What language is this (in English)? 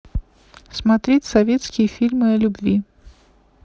Russian